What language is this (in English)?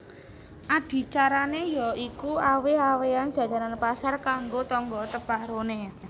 Javanese